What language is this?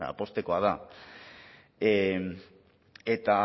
Basque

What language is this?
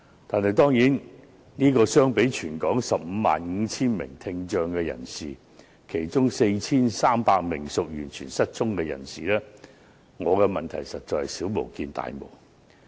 Cantonese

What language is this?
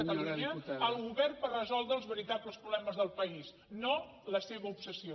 Catalan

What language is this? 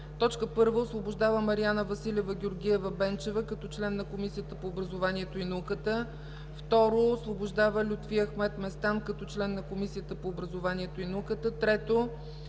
Bulgarian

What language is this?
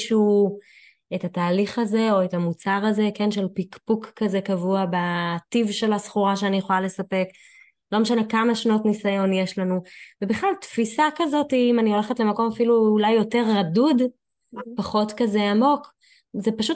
Hebrew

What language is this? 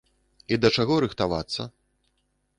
Belarusian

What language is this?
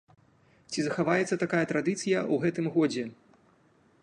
Belarusian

